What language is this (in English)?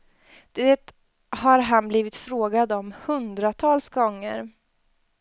Swedish